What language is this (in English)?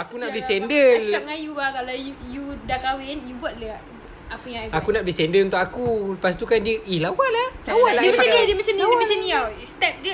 Malay